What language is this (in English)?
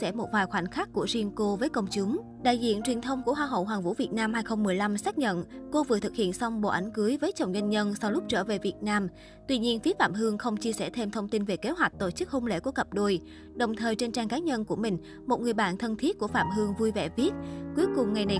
Vietnamese